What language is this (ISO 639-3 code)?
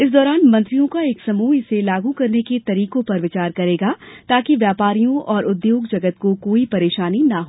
hin